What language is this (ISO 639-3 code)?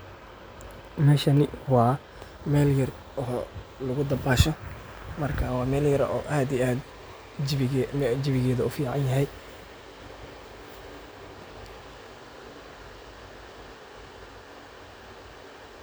som